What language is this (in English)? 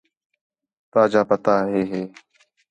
Khetrani